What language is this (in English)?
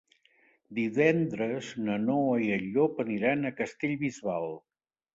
Catalan